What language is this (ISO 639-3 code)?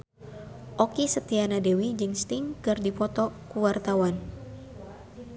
sun